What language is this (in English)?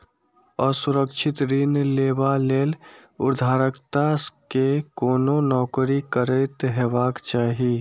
Maithili